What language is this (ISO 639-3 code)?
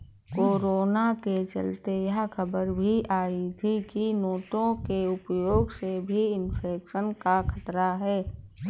hin